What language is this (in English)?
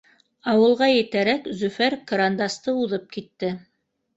Bashkir